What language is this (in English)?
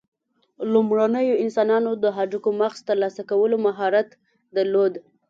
Pashto